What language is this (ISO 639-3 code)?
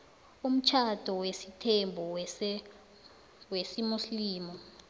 nbl